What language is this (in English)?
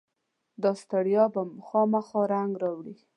Pashto